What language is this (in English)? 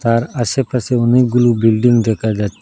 Bangla